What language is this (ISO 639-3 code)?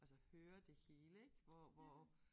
dan